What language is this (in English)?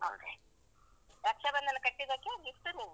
Kannada